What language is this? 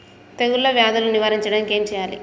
Telugu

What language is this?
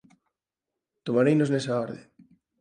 Galician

